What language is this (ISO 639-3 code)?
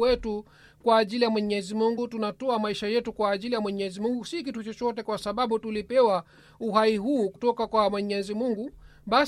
swa